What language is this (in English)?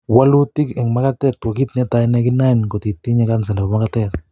Kalenjin